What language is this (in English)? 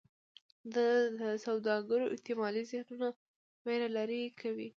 Pashto